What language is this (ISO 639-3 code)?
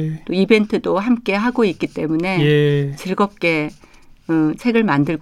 kor